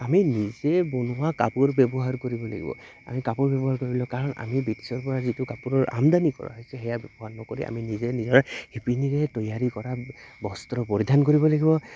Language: Assamese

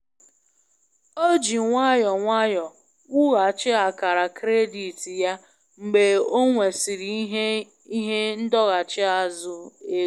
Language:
Igbo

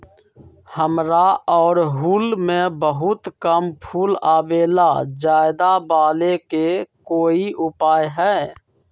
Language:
Magahi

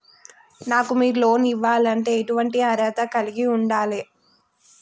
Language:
Telugu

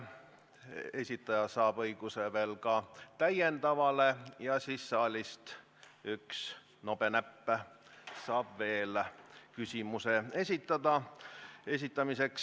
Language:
Estonian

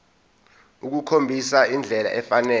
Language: Zulu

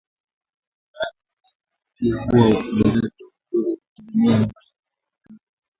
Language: Swahili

